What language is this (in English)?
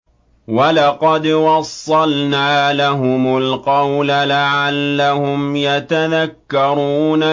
Arabic